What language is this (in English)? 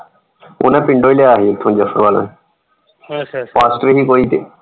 Punjabi